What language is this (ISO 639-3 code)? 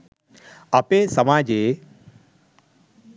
sin